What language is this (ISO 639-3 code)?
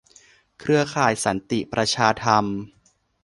tha